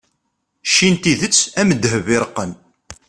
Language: Kabyle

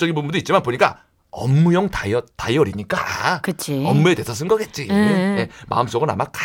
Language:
Korean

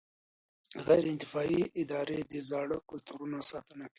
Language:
Pashto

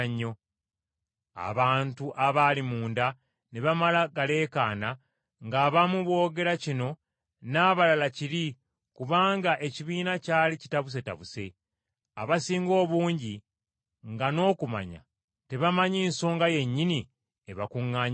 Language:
Ganda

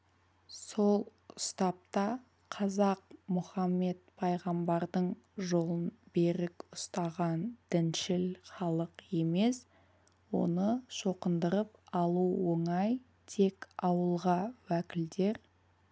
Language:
Kazakh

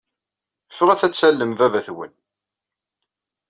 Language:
Kabyle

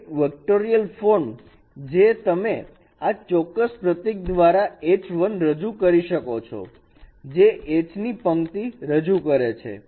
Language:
Gujarati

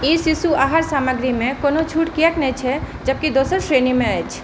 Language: Maithili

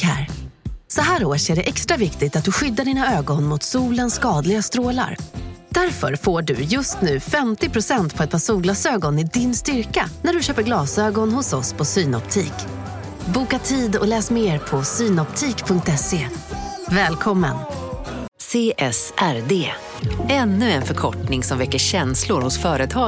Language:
Swedish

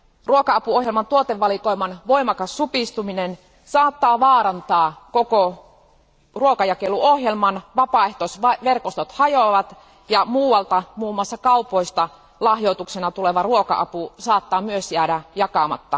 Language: Finnish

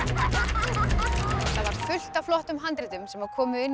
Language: Icelandic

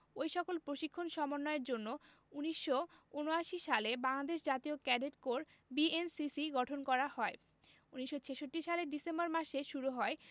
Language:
Bangla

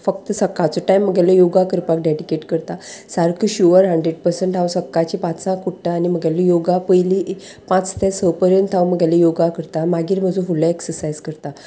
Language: Konkani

